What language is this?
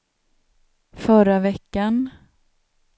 Swedish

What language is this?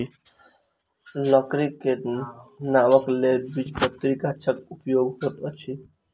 Maithili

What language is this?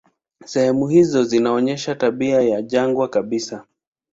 Swahili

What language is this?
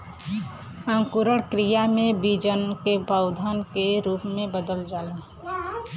Bhojpuri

